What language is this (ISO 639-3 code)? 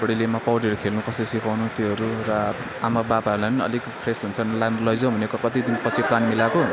nep